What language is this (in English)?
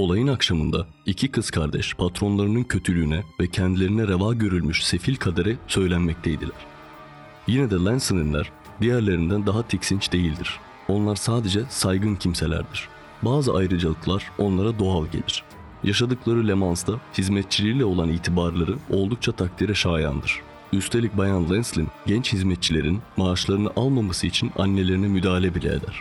Turkish